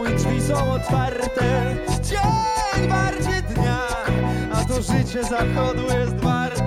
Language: Polish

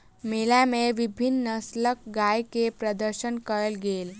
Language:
Maithili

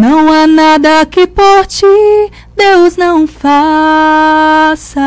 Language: Portuguese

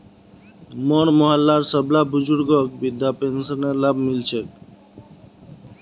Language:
Magahi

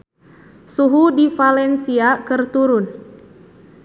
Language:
Sundanese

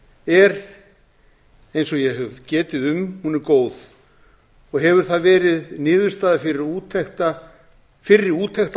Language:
Icelandic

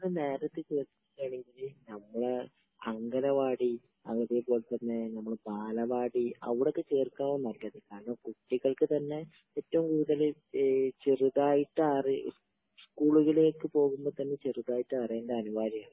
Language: Malayalam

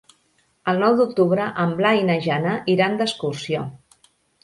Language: Catalan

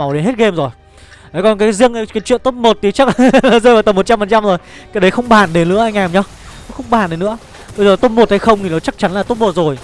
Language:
Vietnamese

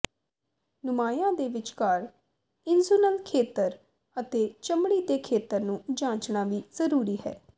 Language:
Punjabi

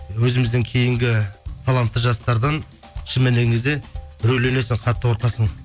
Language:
Kazakh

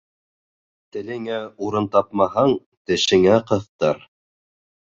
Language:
Bashkir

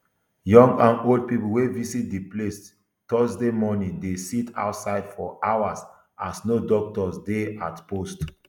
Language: Nigerian Pidgin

